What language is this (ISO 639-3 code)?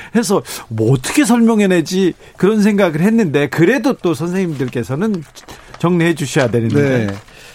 kor